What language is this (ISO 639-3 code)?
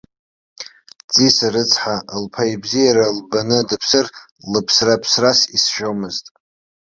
abk